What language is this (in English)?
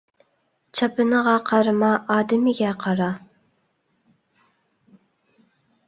Uyghur